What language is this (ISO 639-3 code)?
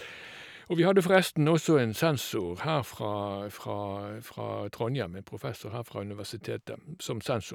nor